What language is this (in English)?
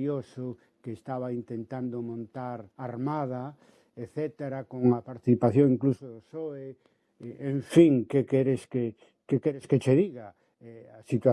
Spanish